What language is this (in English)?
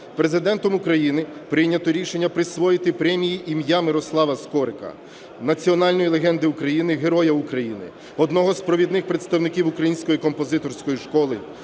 Ukrainian